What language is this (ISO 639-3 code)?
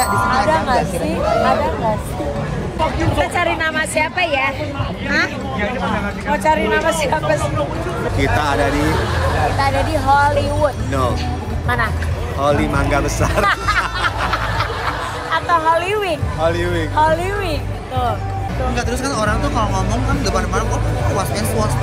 ind